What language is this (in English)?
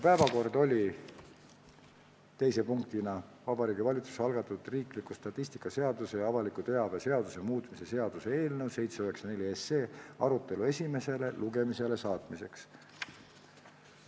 Estonian